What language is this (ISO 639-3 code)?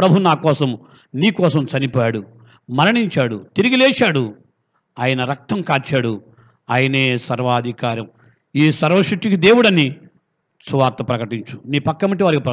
tel